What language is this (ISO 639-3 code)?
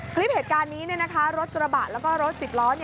tha